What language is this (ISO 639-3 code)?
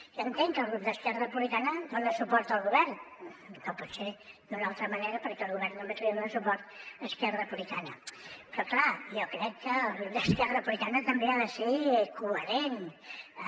cat